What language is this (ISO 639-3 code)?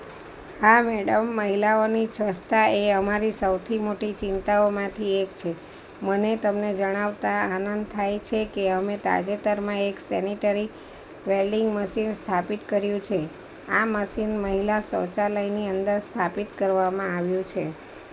guj